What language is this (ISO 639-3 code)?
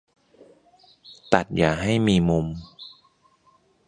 tha